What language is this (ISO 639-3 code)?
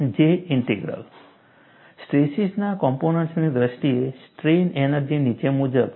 guj